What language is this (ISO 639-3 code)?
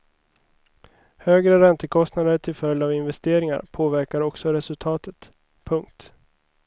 swe